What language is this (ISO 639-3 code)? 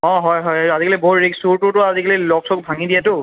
asm